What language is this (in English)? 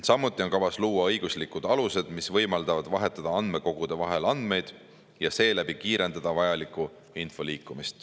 Estonian